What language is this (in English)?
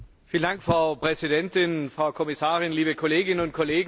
German